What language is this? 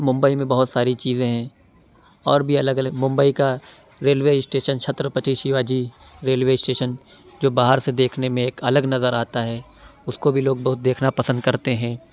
Urdu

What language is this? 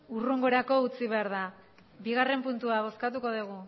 Basque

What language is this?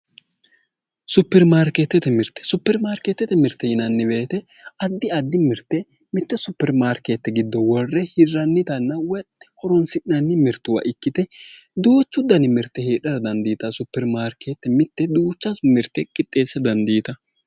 Sidamo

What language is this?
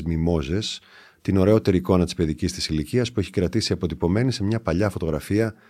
Greek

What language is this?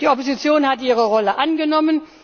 German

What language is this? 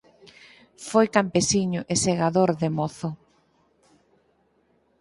Galician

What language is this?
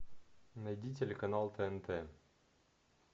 Russian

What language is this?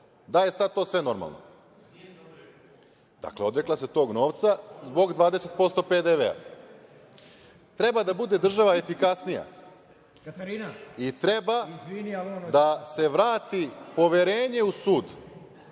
Serbian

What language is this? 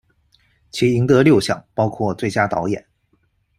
Chinese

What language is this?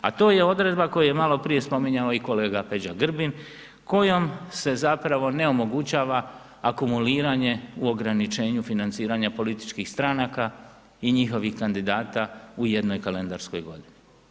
Croatian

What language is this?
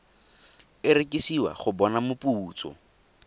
Tswana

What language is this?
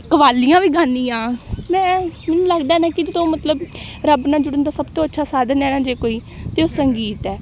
Punjabi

